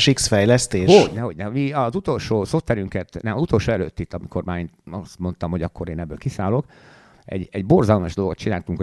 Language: Hungarian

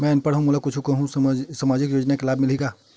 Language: Chhattisgarhi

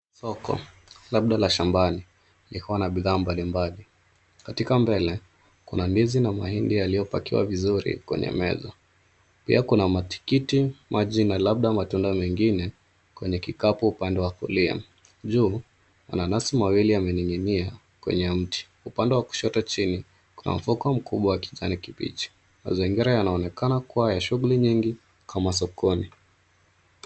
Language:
Swahili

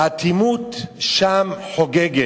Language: Hebrew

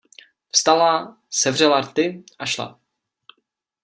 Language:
Czech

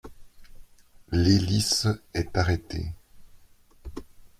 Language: French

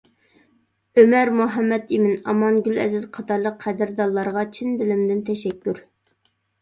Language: Uyghur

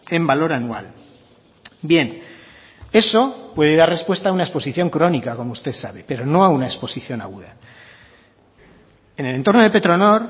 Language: Spanish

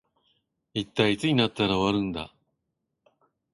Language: Japanese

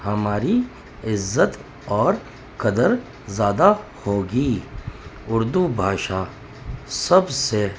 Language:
Urdu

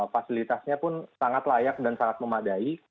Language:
Indonesian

